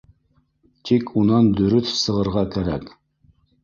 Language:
Bashkir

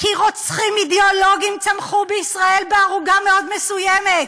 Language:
Hebrew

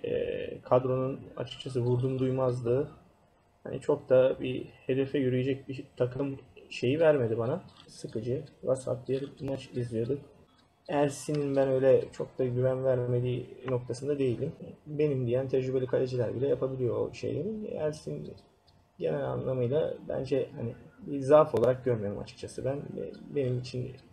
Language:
Turkish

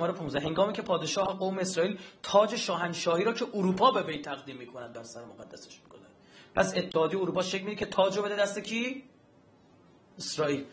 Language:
Persian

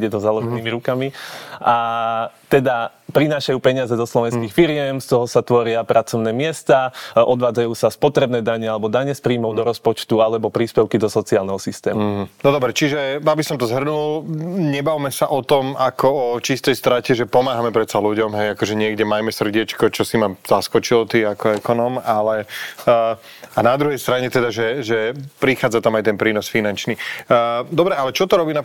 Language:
Slovak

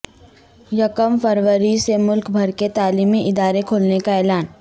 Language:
Urdu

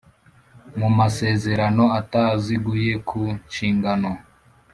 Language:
Kinyarwanda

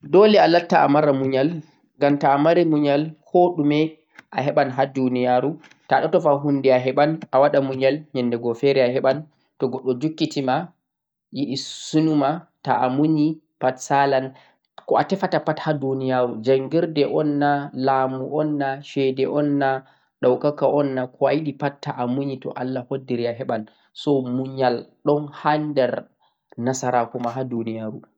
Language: Central-Eastern Niger Fulfulde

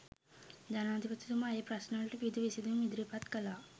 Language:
Sinhala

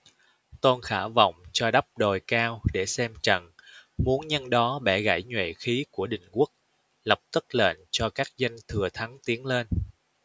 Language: Vietnamese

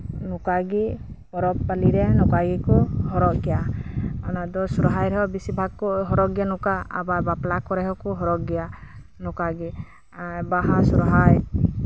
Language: Santali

